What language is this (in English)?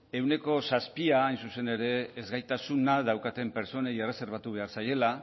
Basque